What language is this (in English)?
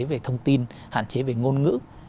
Vietnamese